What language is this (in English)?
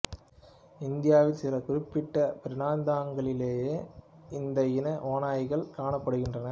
Tamil